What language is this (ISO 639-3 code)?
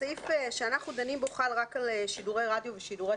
heb